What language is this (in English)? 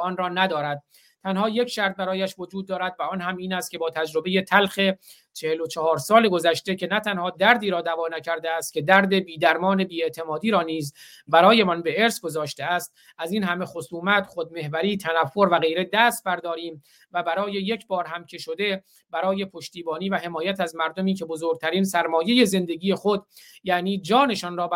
Persian